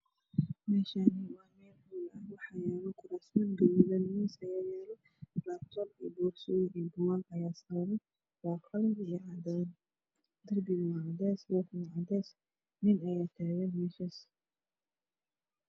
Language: Somali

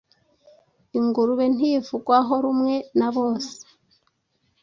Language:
Kinyarwanda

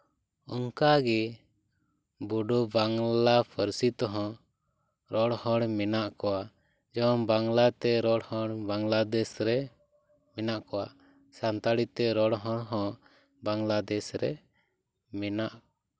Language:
Santali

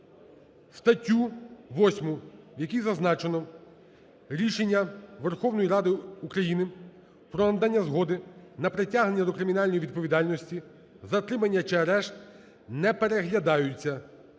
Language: Ukrainian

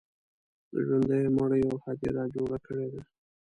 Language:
Pashto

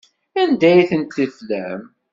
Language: Kabyle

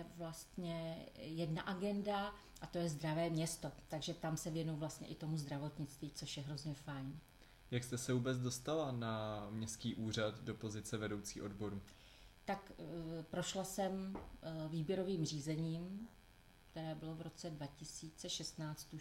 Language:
Czech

